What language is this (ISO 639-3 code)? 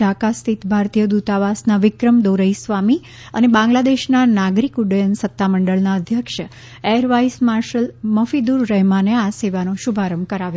guj